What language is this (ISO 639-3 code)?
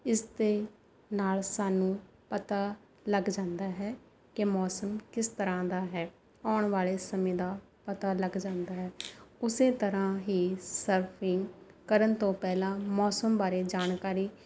pan